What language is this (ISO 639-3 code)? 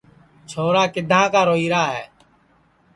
ssi